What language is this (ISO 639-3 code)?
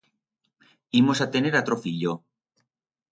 arg